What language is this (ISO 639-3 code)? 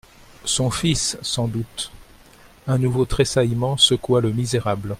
fra